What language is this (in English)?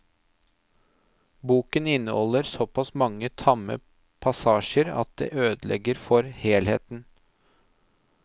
Norwegian